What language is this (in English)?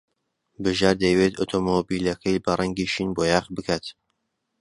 Central Kurdish